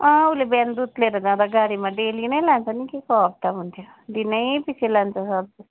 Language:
Nepali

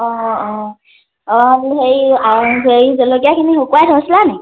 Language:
Assamese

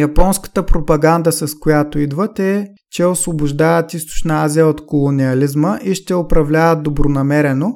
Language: Bulgarian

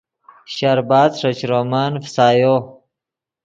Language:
Yidgha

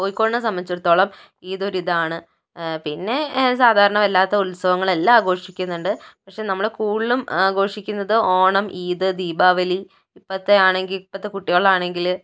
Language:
Malayalam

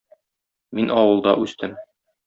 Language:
Tatar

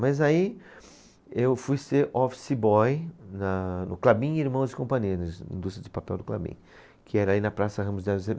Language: Portuguese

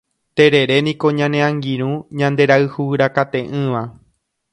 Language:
Guarani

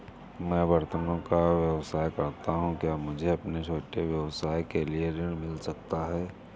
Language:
Hindi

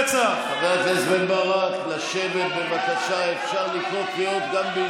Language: Hebrew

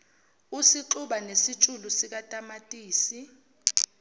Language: Zulu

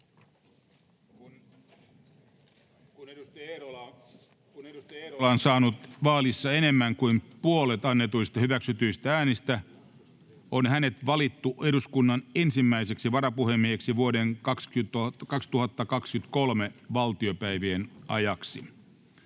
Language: Finnish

